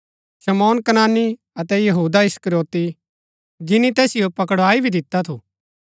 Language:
Gaddi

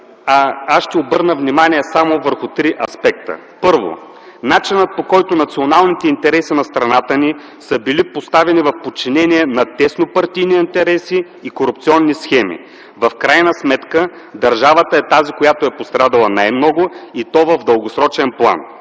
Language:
Bulgarian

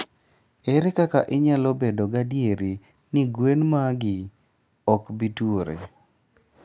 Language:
Luo (Kenya and Tanzania)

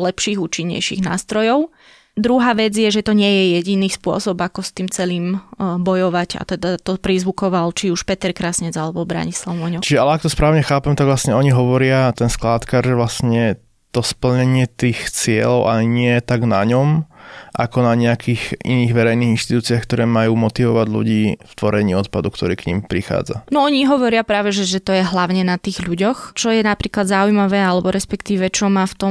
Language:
Slovak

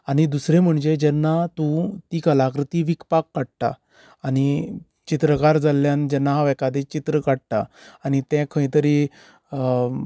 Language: Konkani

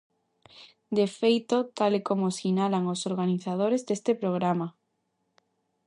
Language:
Galician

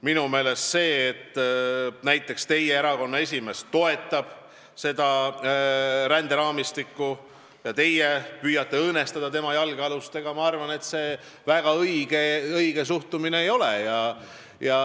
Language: Estonian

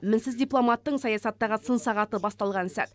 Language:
Kazakh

